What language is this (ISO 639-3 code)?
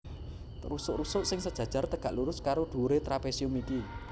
jav